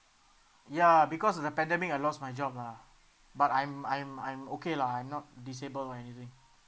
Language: English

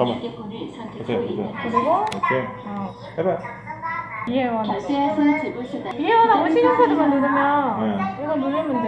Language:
Korean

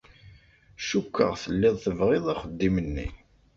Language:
Kabyle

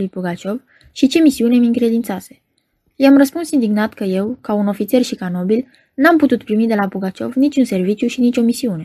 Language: Romanian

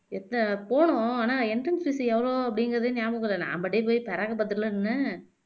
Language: Tamil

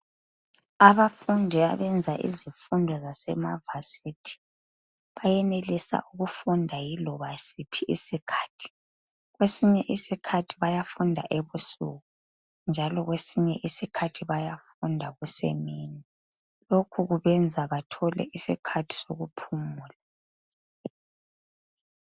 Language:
North Ndebele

